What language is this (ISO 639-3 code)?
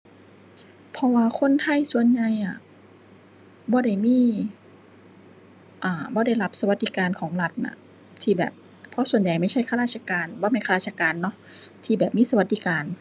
tha